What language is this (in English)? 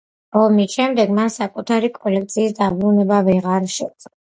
Georgian